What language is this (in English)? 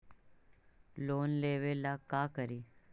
Magahi